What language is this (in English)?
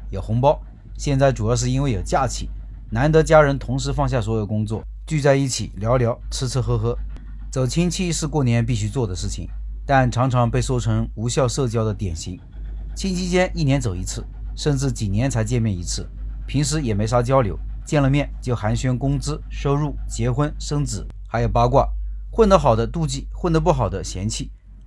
Chinese